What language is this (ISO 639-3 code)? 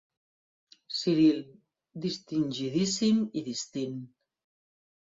cat